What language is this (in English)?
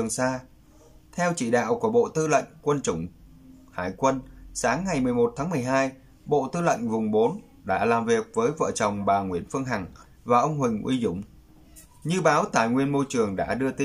Vietnamese